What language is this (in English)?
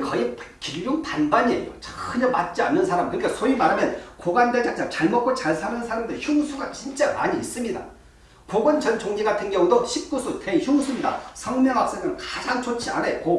Korean